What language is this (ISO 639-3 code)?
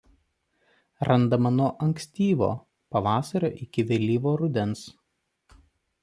lit